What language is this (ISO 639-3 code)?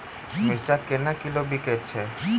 mai